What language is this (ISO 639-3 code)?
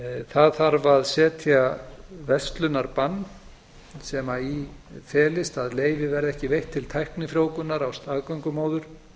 isl